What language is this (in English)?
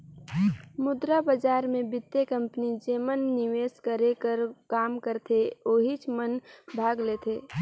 Chhattisgarhi